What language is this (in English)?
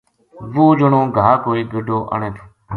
Gujari